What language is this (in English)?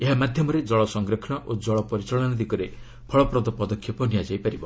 Odia